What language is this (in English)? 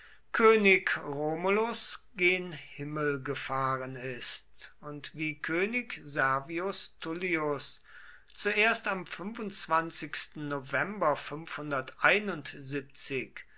German